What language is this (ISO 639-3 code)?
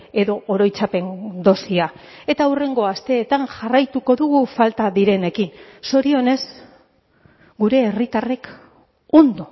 eus